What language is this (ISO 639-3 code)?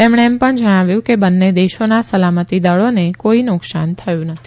guj